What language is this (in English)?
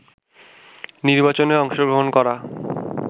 Bangla